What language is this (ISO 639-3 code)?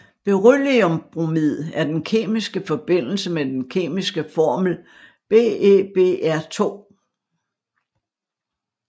dan